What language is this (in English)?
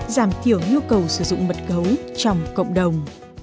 Vietnamese